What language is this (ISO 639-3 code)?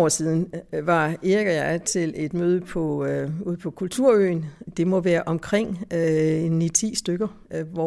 dan